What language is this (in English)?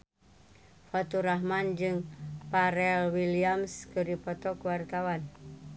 Sundanese